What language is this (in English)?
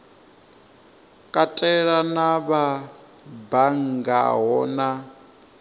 Venda